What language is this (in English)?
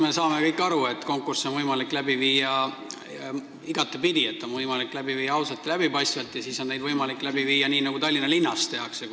Estonian